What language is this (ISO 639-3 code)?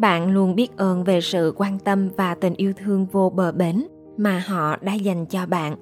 vie